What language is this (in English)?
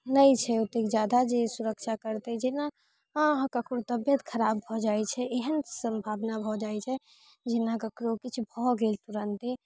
Maithili